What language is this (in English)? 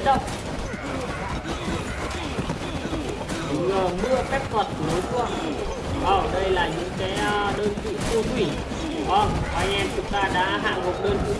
Vietnamese